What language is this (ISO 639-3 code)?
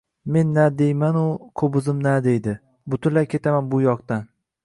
uzb